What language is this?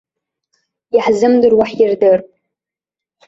Abkhazian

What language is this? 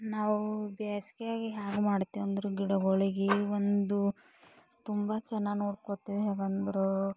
Kannada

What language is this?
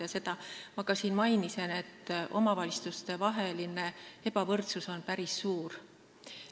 Estonian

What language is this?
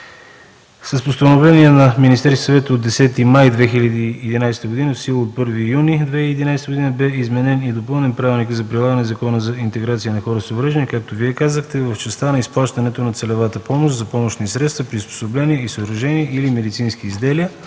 Bulgarian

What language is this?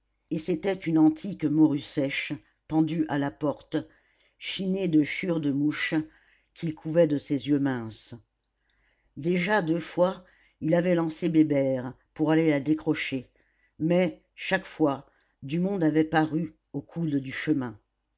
French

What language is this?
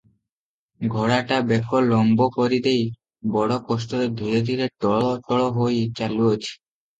Odia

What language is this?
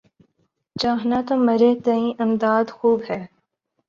Urdu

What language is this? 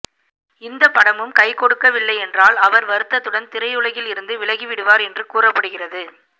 Tamil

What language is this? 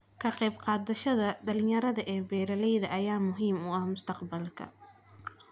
Somali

